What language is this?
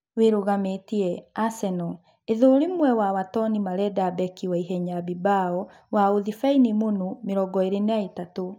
Kikuyu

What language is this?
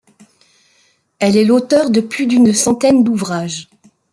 French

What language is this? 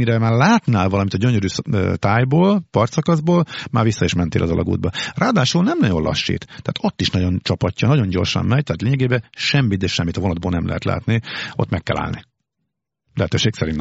Hungarian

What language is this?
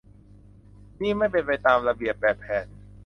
Thai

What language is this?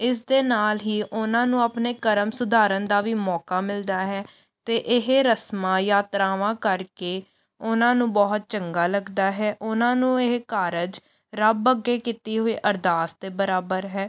Punjabi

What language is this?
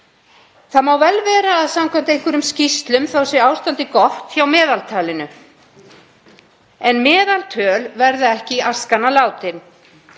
Icelandic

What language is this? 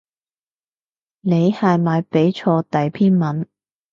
Cantonese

